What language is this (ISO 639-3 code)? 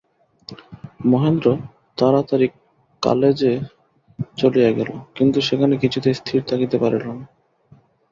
ben